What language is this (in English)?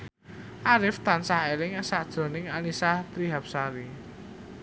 Javanese